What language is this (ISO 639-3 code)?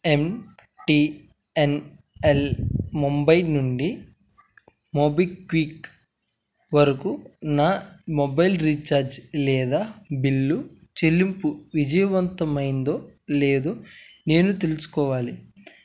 tel